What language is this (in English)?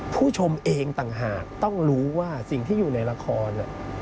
Thai